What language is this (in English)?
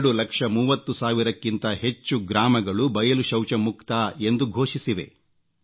Kannada